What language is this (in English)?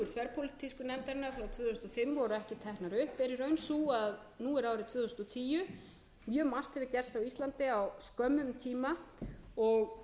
Icelandic